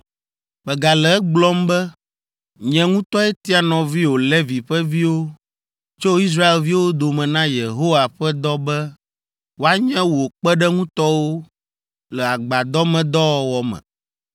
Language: Ewe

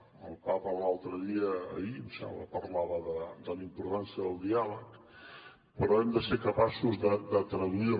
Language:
Catalan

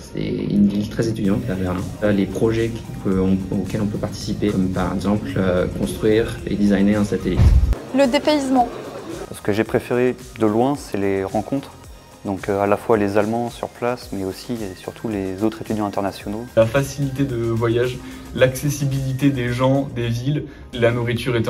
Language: French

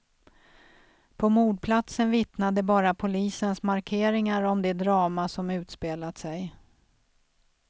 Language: Swedish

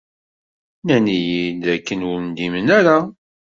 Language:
Kabyle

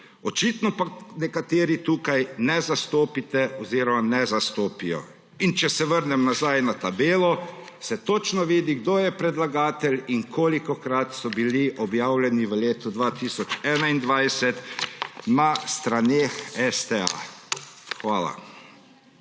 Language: Slovenian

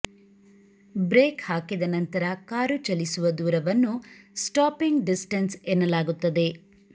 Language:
Kannada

